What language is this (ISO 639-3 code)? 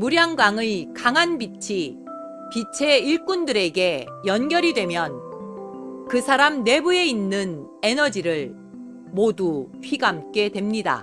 kor